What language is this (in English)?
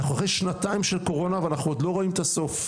Hebrew